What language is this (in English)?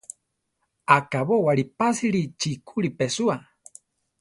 Central Tarahumara